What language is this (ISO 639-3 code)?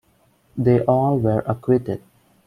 eng